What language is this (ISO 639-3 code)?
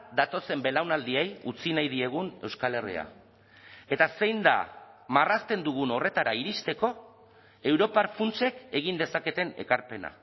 eus